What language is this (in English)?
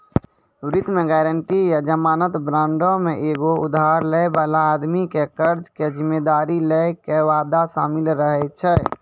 Maithili